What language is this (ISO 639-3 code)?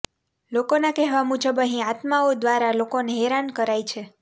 guj